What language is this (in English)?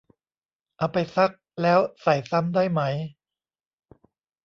Thai